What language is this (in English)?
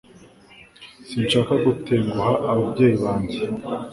Kinyarwanda